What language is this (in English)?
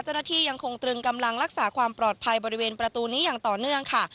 Thai